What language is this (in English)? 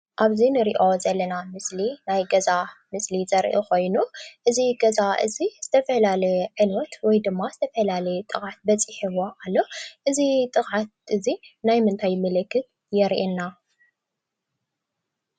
Tigrinya